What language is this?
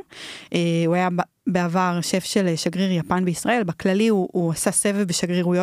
Hebrew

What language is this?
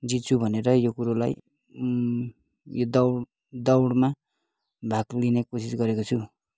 Nepali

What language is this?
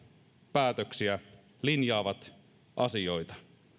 Finnish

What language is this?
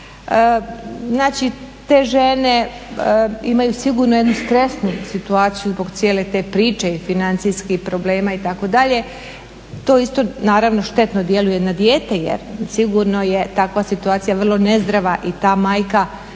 Croatian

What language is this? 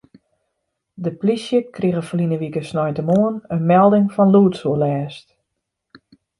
Western Frisian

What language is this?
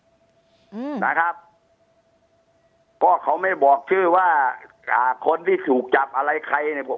Thai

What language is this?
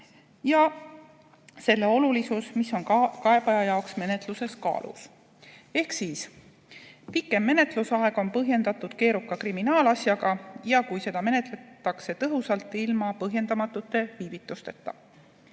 Estonian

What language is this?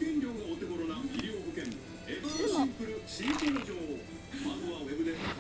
Japanese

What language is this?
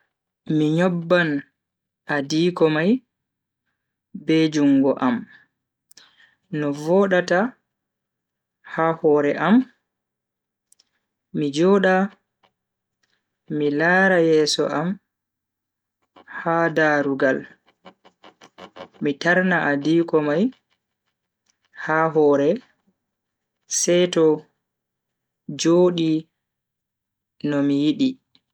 Bagirmi Fulfulde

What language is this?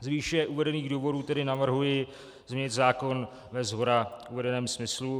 Czech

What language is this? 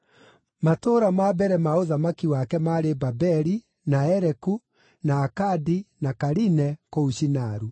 Kikuyu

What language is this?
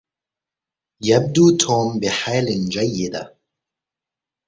Arabic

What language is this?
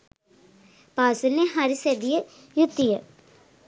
Sinhala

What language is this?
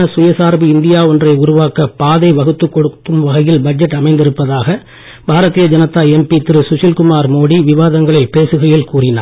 Tamil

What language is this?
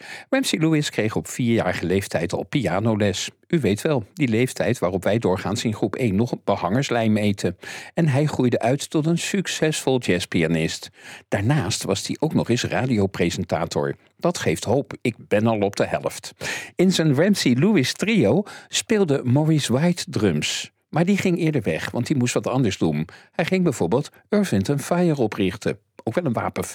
Dutch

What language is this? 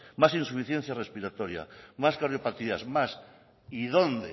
Spanish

